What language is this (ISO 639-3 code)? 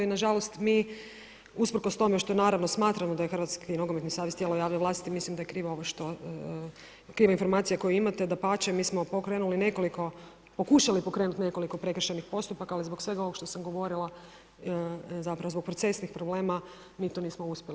hrv